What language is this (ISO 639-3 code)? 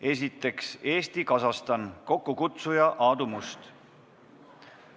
est